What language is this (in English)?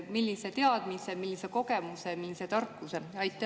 Estonian